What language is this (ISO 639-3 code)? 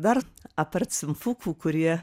lit